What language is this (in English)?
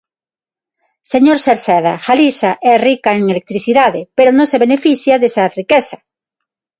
Galician